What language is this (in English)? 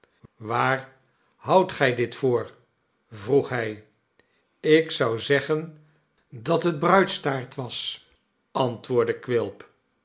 Dutch